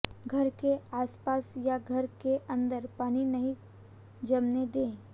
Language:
Hindi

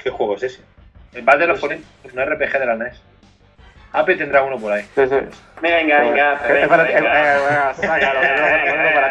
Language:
Spanish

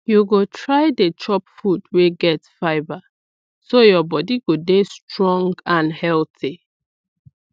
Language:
Nigerian Pidgin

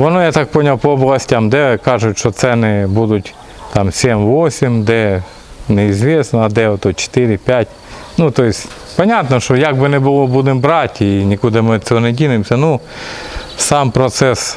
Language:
Russian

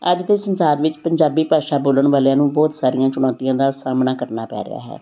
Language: Punjabi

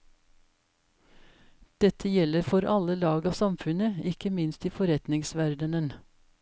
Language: Norwegian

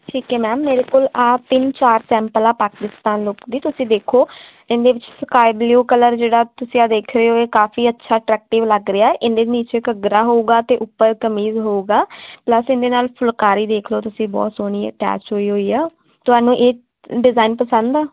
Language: Punjabi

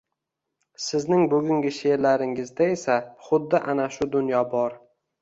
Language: Uzbek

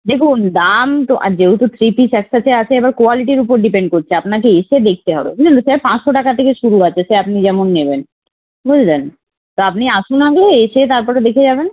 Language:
Bangla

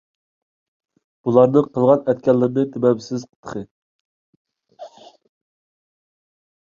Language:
Uyghur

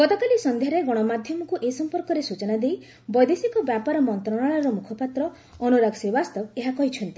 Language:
Odia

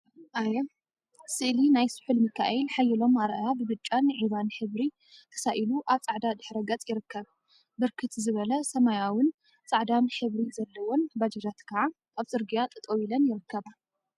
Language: Tigrinya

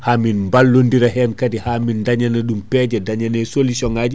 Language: Fula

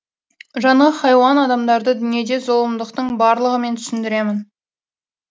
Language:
Kazakh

